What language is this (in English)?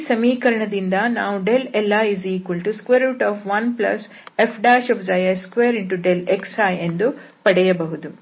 Kannada